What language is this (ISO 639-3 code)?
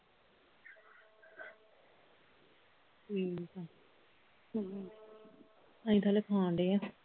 pan